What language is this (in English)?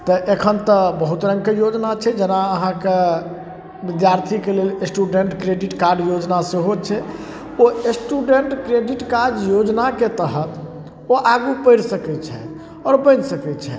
Maithili